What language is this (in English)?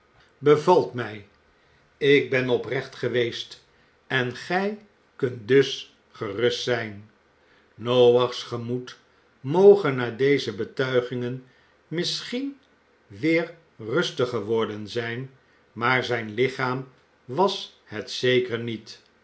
Dutch